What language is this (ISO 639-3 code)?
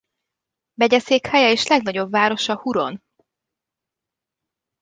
hun